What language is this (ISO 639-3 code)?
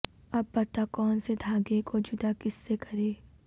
urd